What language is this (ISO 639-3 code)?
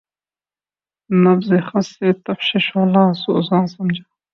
urd